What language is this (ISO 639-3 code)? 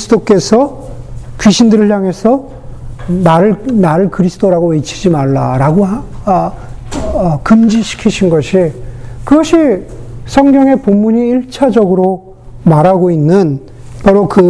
kor